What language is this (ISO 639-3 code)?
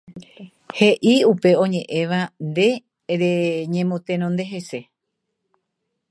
grn